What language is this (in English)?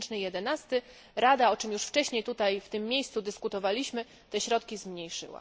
Polish